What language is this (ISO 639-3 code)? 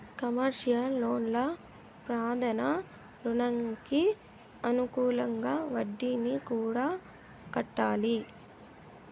tel